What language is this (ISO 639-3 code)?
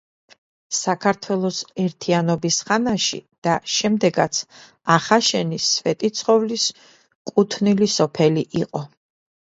kat